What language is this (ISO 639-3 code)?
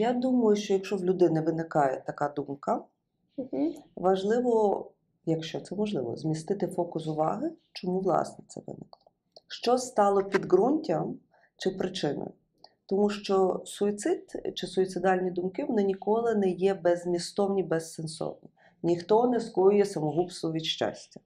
ukr